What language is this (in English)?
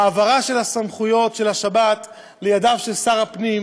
Hebrew